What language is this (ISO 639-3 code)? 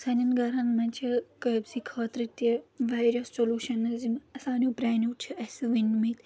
kas